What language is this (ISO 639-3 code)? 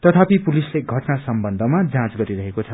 nep